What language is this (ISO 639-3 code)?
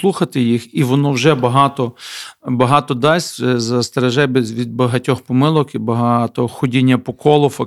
ukr